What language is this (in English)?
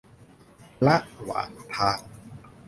Thai